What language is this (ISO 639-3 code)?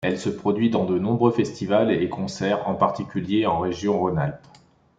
fra